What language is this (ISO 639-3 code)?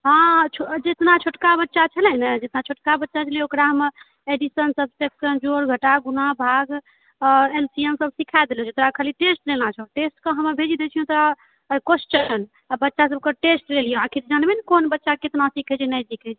mai